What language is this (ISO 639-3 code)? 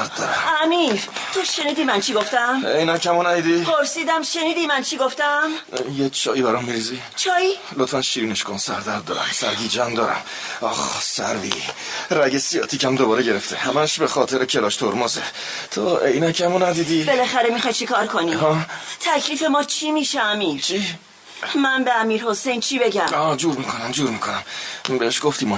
fas